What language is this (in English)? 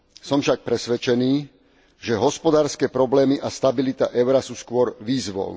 Slovak